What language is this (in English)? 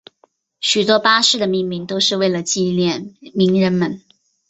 Chinese